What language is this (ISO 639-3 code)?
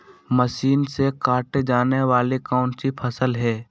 mag